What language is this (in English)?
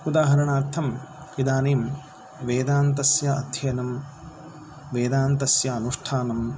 Sanskrit